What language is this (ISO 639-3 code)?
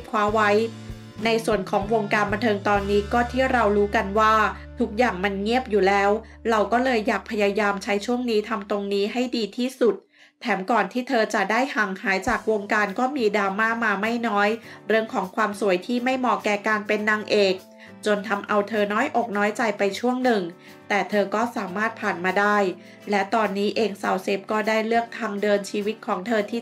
tha